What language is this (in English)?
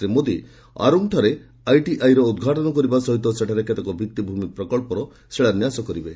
Odia